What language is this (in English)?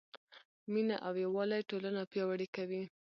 Pashto